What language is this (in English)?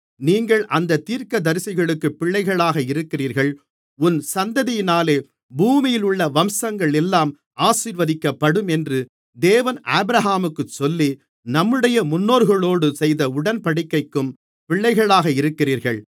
Tamil